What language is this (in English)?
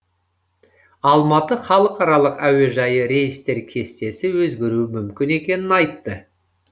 Kazakh